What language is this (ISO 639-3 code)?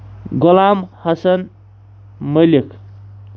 kas